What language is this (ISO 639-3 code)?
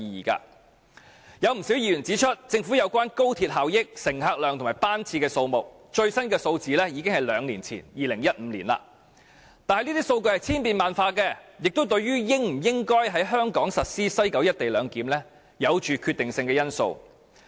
yue